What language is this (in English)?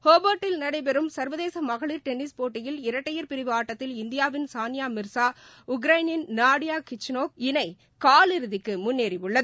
Tamil